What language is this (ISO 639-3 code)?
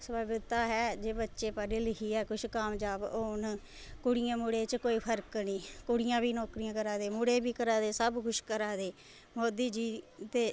doi